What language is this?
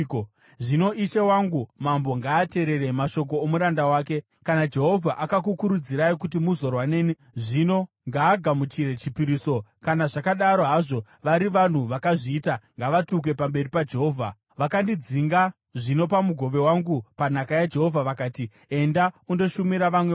Shona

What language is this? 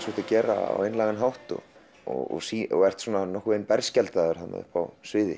Icelandic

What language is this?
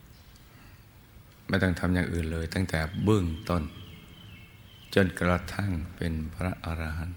Thai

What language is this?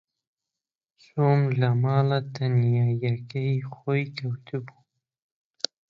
Central Kurdish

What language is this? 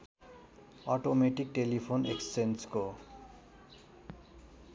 Nepali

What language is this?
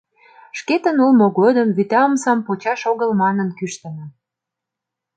Mari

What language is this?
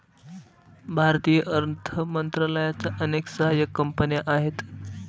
Marathi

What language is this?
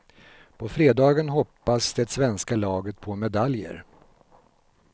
Swedish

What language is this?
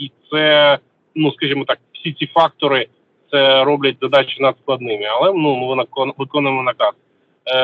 Ukrainian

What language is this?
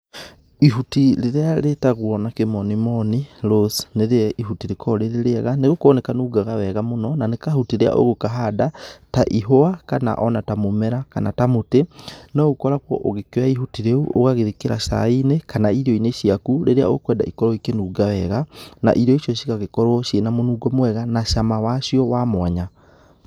Kikuyu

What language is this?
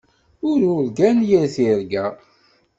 Kabyle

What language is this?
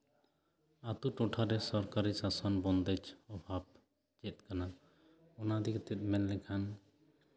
Santali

